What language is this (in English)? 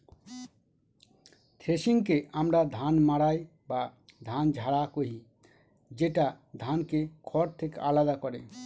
Bangla